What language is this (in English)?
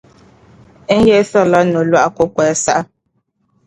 Dagbani